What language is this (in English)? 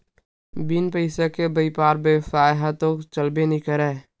Chhattisgarhi